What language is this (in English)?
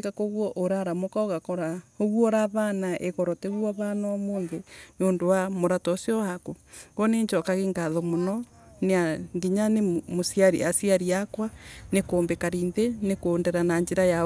Embu